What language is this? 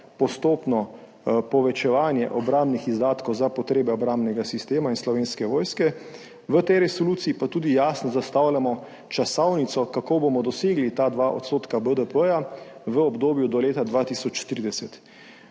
Slovenian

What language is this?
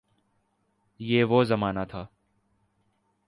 Urdu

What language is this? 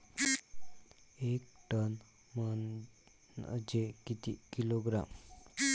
Marathi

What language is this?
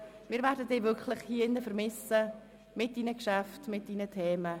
Swiss German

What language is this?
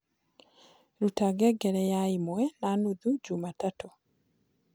Kikuyu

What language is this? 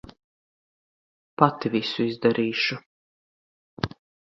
Latvian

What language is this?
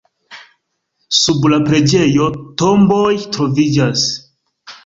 Esperanto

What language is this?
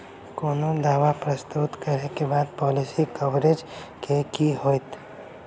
Maithili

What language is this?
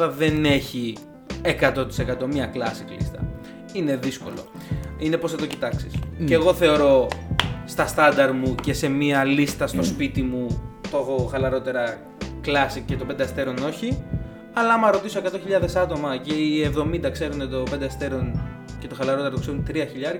Greek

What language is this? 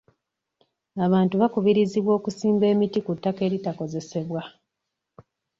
Ganda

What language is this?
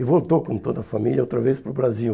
Portuguese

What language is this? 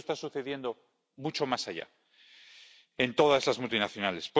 Spanish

